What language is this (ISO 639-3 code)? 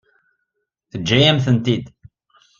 kab